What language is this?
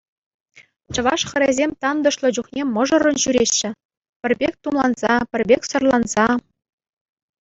Chuvash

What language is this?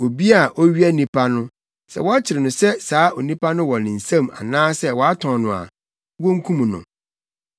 Akan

